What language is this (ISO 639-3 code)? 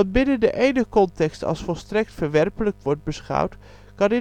nld